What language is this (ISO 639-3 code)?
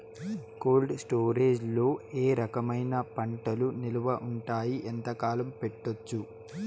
tel